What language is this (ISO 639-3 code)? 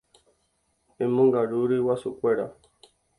grn